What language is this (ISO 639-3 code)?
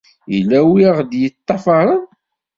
kab